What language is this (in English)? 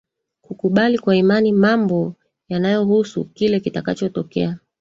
Swahili